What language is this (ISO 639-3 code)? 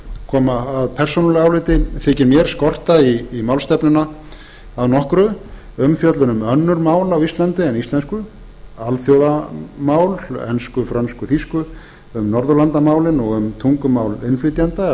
isl